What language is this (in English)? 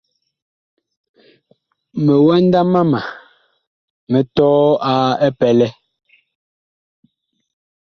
Bakoko